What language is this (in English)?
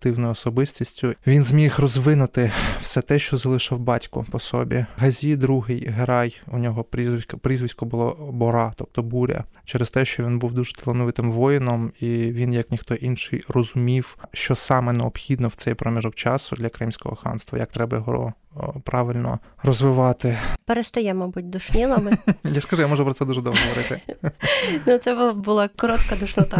Ukrainian